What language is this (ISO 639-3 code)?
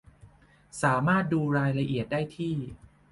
tha